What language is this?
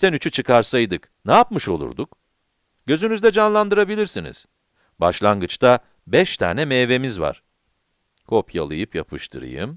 Turkish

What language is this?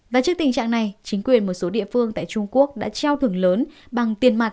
Vietnamese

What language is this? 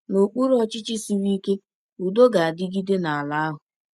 Igbo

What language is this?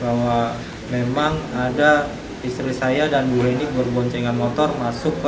Indonesian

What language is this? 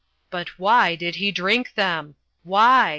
English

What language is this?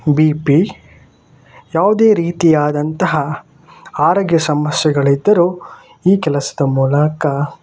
Kannada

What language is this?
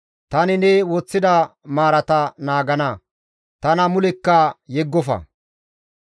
Gamo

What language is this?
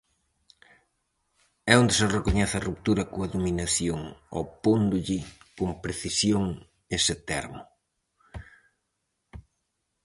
Galician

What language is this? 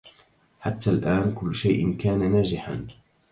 Arabic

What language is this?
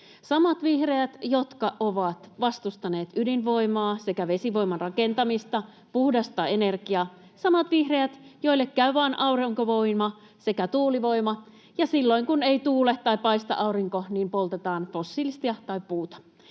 Finnish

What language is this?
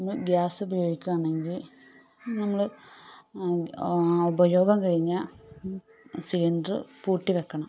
Malayalam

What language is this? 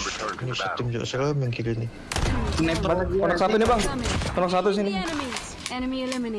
Indonesian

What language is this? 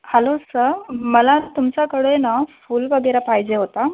Marathi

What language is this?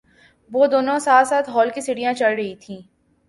Urdu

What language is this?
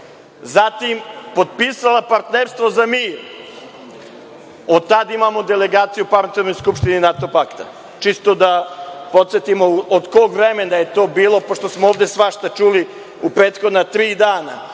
Serbian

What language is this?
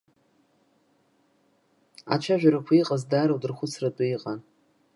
Abkhazian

